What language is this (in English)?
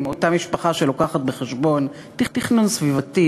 Hebrew